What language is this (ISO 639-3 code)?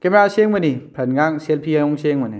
mni